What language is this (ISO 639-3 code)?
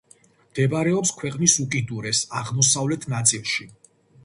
kat